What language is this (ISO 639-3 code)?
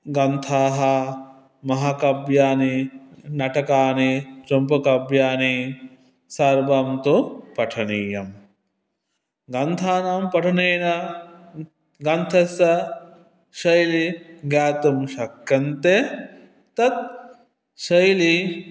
san